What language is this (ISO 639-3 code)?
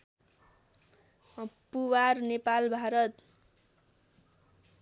nep